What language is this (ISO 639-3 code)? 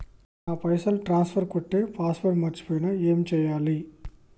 tel